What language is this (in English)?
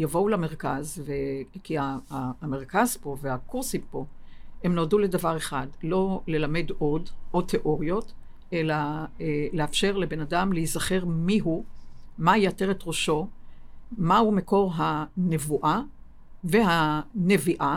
Hebrew